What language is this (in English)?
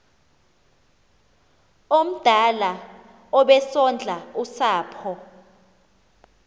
Xhosa